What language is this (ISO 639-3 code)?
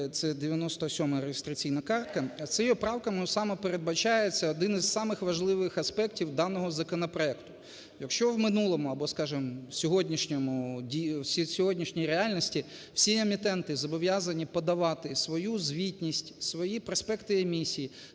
ukr